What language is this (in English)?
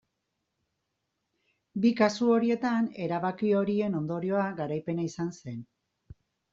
Basque